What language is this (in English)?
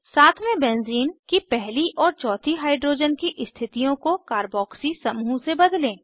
Hindi